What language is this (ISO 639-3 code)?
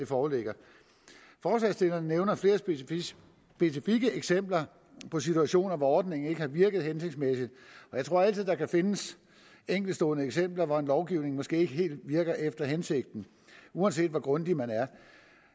dan